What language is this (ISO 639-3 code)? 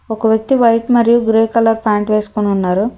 tel